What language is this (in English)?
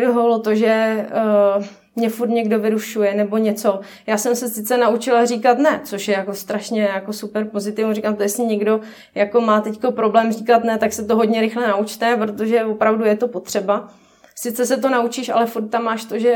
Czech